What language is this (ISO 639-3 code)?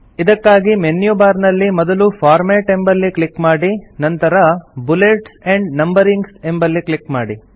kan